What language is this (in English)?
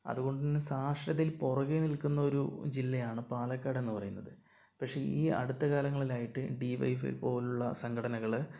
Malayalam